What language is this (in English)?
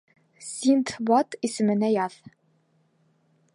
Bashkir